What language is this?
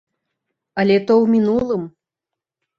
Belarusian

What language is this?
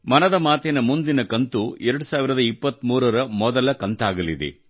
Kannada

